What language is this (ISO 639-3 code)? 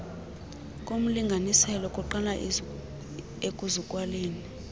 xho